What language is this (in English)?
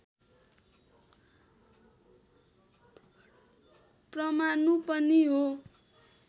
Nepali